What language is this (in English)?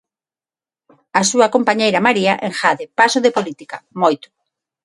Galician